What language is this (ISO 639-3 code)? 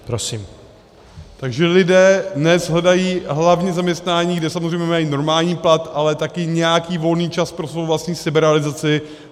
ces